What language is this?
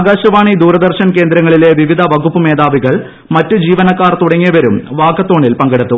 Malayalam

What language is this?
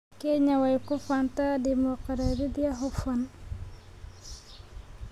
Somali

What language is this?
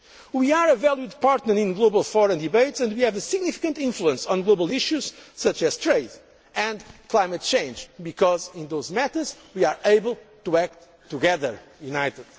English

